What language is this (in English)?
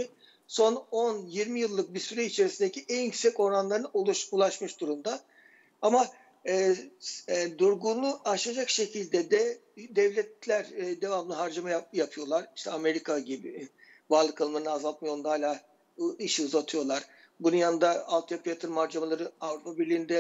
Turkish